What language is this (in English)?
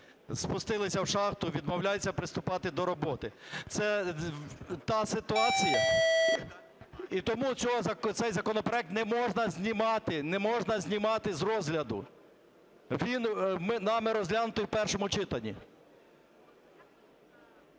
Ukrainian